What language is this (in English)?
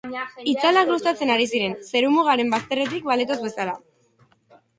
Basque